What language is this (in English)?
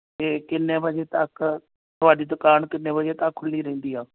Punjabi